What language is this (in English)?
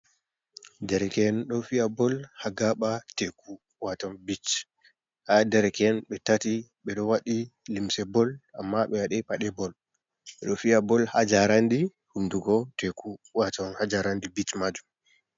Fula